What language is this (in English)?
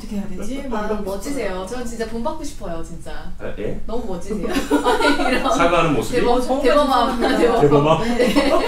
Korean